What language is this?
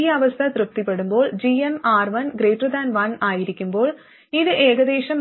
Malayalam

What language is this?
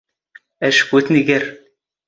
Standard Moroccan Tamazight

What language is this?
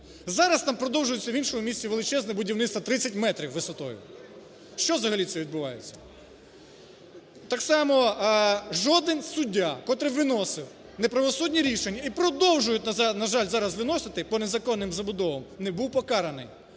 Ukrainian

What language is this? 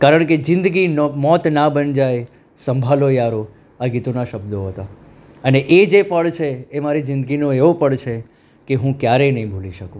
Gujarati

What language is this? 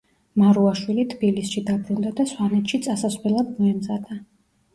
Georgian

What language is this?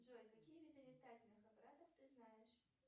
Russian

